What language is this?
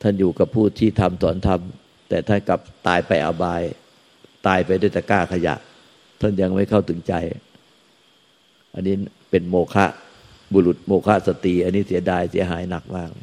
Thai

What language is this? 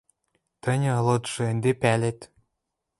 Western Mari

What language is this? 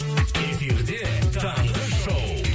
Kazakh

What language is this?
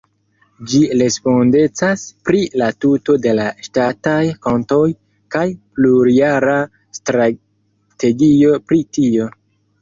Esperanto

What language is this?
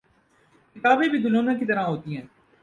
Urdu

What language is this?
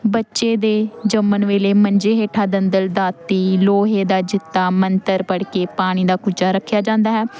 Punjabi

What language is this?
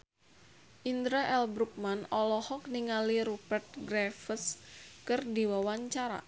Sundanese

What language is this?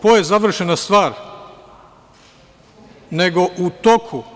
Serbian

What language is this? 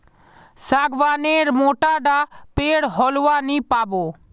Magahi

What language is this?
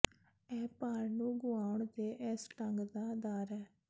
Punjabi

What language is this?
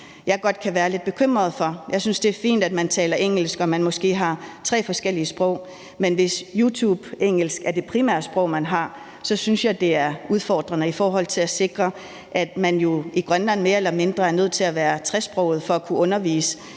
Danish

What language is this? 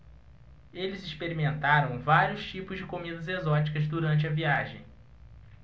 Portuguese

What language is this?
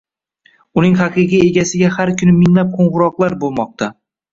Uzbek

